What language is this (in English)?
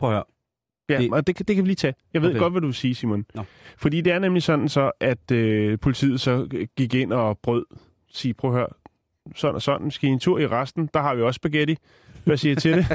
Danish